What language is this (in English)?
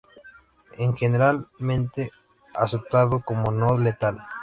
Spanish